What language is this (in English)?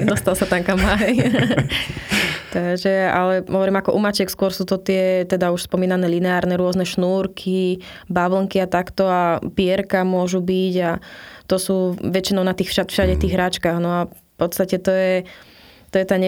Slovak